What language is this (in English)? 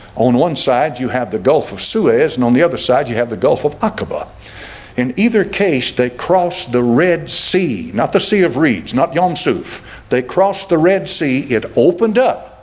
English